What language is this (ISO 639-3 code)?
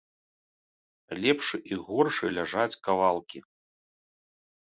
bel